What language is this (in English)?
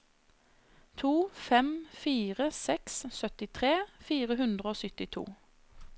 Norwegian